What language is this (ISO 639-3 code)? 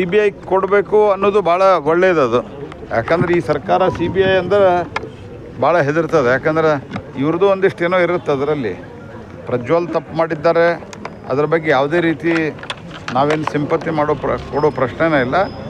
kan